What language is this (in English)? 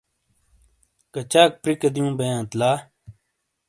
Shina